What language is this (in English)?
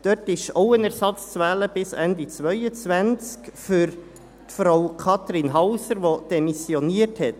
Swiss German